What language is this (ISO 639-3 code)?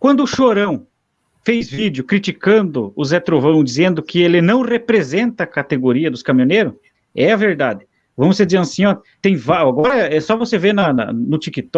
por